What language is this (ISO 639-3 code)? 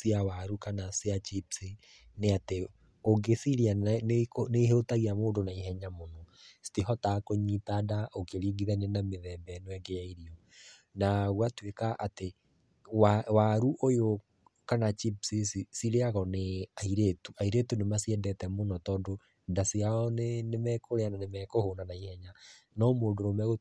kik